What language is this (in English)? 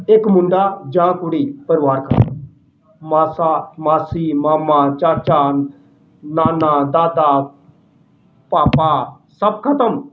Punjabi